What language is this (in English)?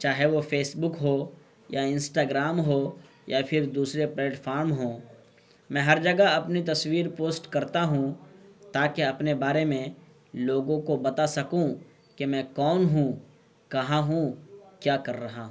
Urdu